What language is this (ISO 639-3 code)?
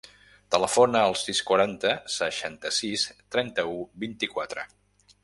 cat